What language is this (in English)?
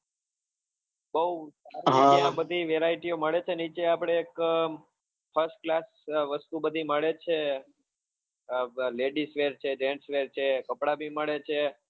Gujarati